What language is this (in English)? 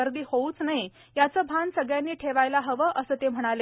Marathi